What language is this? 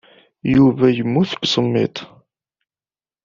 Kabyle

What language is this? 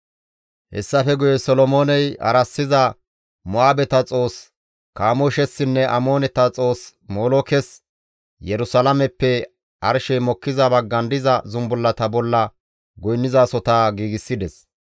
Gamo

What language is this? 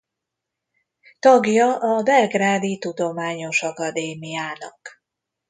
Hungarian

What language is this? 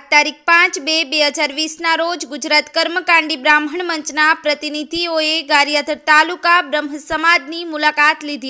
Hindi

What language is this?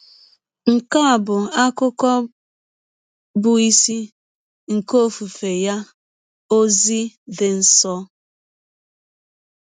Igbo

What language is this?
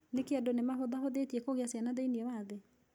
Kikuyu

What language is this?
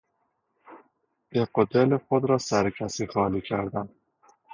Persian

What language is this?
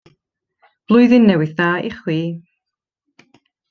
Welsh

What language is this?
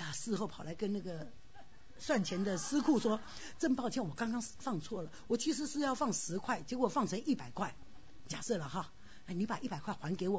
Chinese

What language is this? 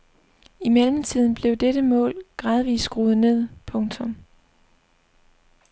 Danish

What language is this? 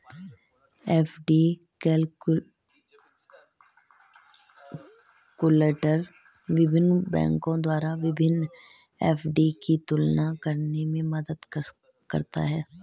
Hindi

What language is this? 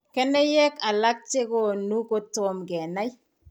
Kalenjin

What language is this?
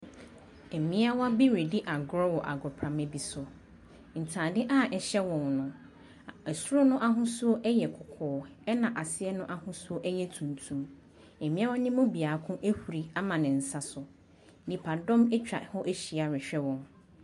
Akan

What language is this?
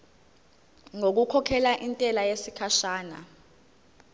Zulu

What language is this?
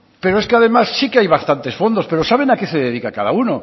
Spanish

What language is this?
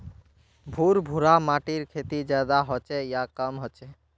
Magahi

